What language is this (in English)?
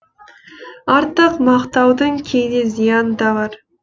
Kazakh